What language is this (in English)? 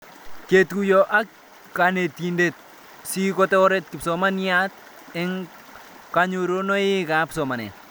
Kalenjin